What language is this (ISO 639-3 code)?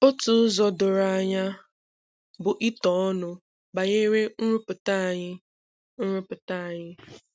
ibo